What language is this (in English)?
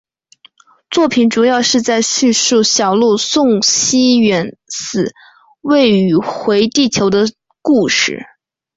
Chinese